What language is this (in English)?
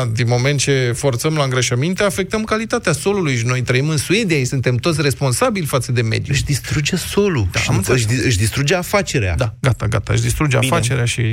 Romanian